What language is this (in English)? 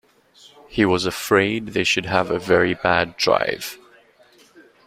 English